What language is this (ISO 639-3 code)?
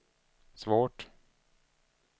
swe